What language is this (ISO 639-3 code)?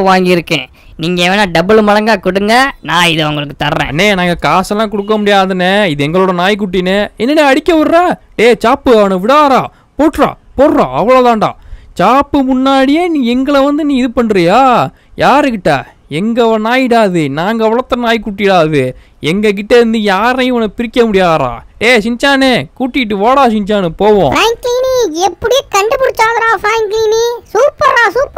tam